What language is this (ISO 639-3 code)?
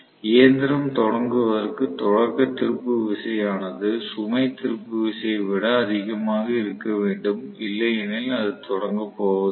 tam